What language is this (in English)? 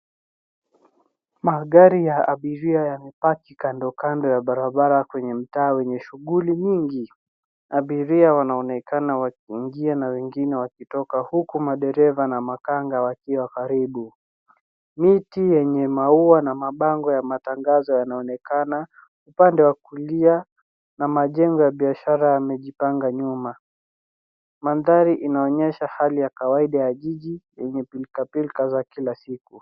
Swahili